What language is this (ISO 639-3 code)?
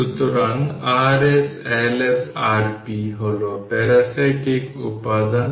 ben